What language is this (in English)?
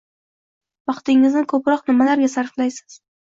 Uzbek